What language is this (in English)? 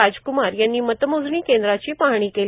Marathi